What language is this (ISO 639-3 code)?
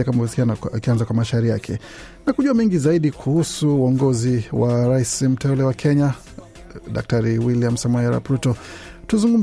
swa